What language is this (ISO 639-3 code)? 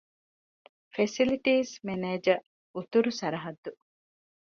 div